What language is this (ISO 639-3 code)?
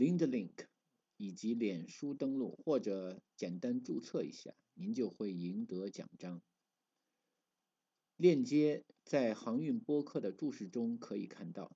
zho